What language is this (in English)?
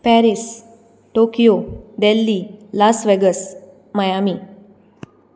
Konkani